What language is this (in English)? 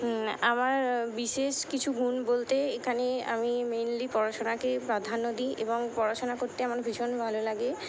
Bangla